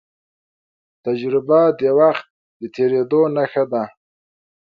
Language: Pashto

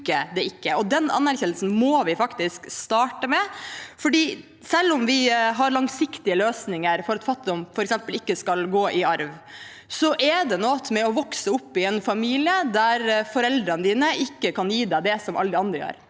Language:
Norwegian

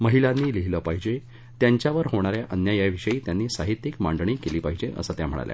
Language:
Marathi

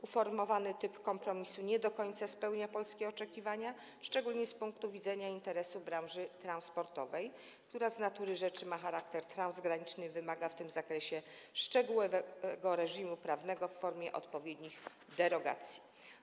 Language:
Polish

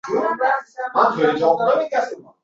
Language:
Uzbek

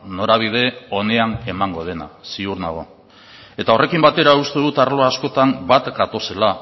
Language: Basque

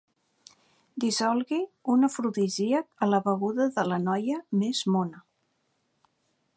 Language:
Catalan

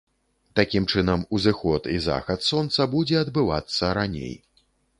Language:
Belarusian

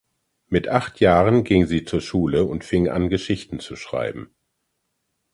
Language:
German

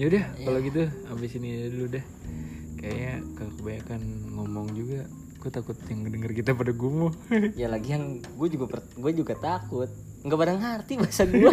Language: Indonesian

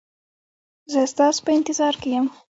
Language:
Pashto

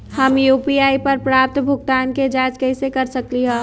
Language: Magahi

